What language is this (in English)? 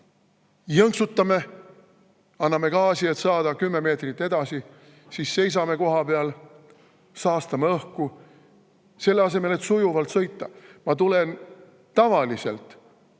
Estonian